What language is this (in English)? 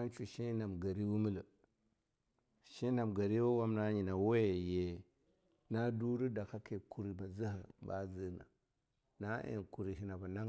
Longuda